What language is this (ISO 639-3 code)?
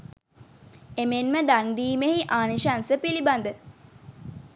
sin